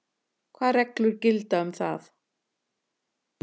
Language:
Icelandic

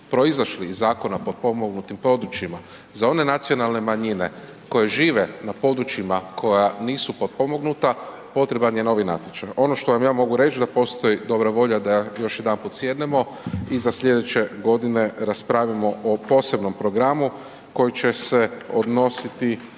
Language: Croatian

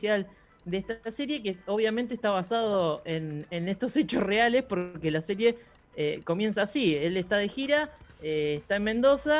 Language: Spanish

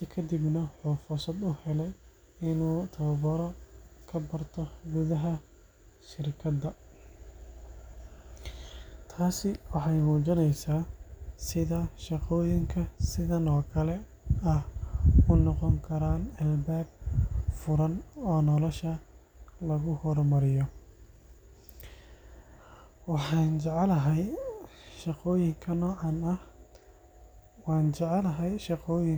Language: Somali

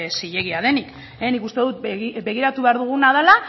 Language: Basque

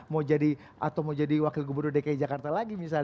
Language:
Indonesian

